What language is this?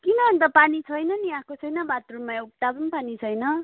Nepali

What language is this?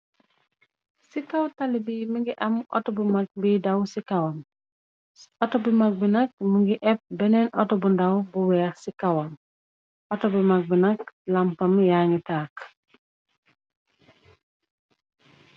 Wolof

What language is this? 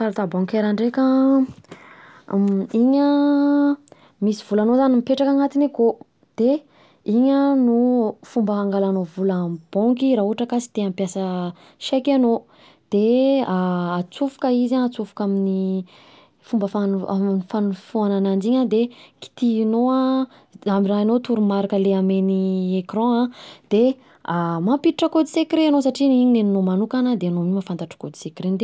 Southern Betsimisaraka Malagasy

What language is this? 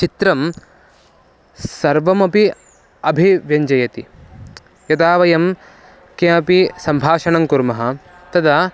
Sanskrit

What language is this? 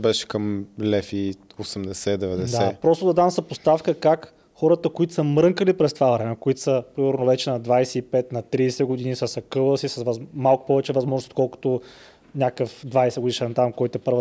Bulgarian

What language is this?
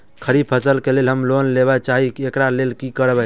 Maithili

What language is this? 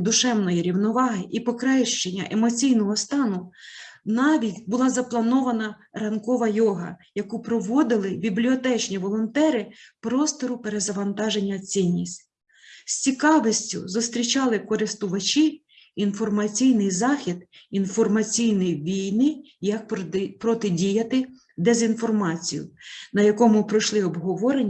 Ukrainian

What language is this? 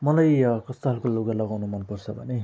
Nepali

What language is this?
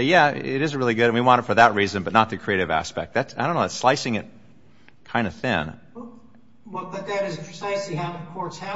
English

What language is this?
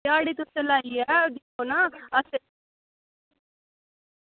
Dogri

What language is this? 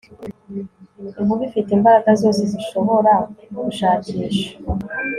Kinyarwanda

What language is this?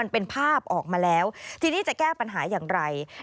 Thai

